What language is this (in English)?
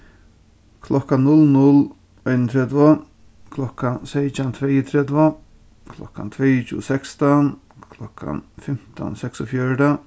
Faroese